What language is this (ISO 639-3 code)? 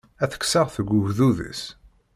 kab